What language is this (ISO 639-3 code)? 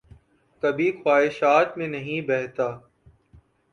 urd